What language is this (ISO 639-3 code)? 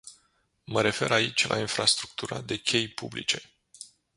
ron